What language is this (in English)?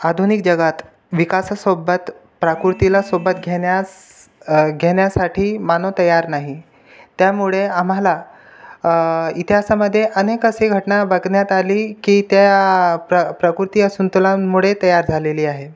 Marathi